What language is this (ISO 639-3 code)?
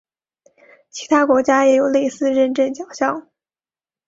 zho